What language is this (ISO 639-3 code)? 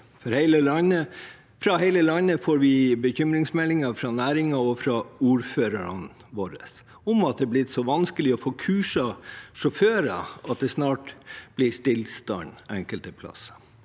nor